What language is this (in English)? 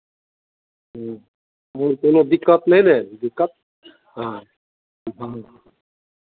Maithili